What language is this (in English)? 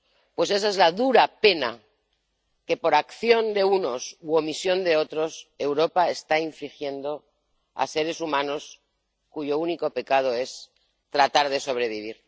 Spanish